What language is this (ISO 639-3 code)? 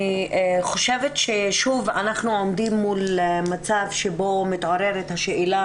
heb